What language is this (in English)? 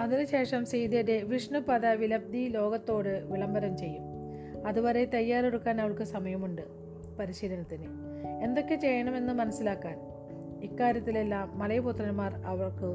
Malayalam